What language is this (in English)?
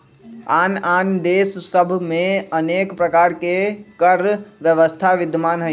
Magahi